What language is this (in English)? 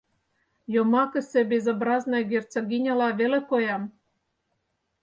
Mari